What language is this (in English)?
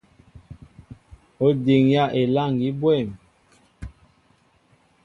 Mbo (Cameroon)